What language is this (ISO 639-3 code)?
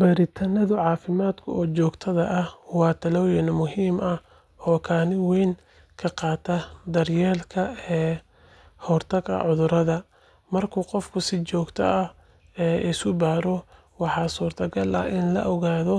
som